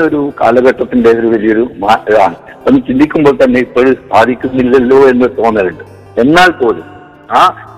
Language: Malayalam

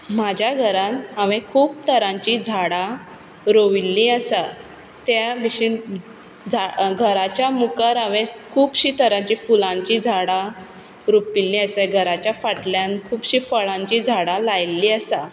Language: Konkani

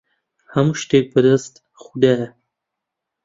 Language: Central Kurdish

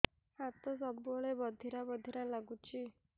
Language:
Odia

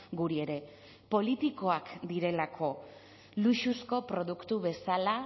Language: Basque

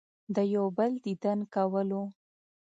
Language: Pashto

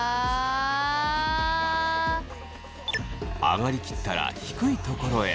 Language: Japanese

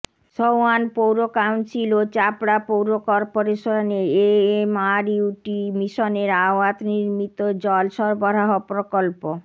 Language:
Bangla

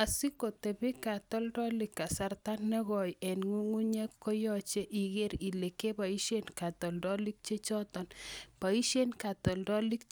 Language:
Kalenjin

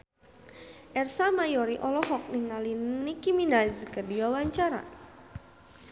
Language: Sundanese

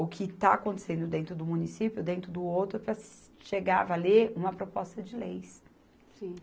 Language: Portuguese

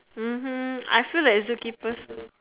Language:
English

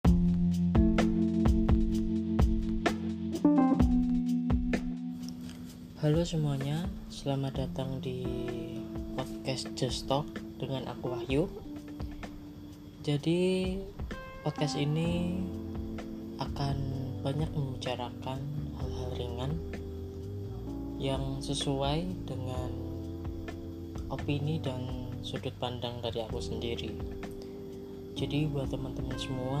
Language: Indonesian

